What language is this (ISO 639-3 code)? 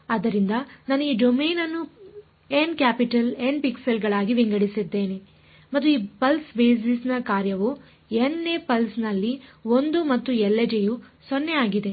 kan